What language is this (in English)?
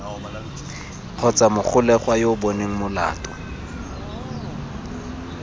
Tswana